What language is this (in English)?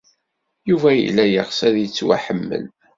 Kabyle